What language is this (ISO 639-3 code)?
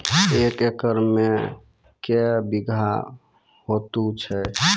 mai